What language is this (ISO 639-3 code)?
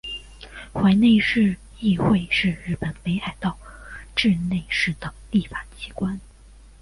zho